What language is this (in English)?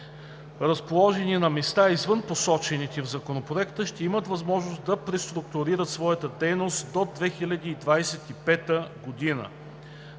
Bulgarian